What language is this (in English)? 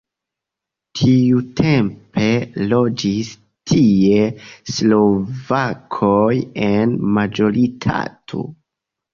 Esperanto